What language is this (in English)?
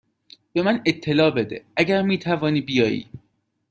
Persian